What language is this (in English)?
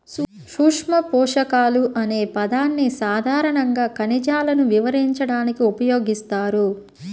Telugu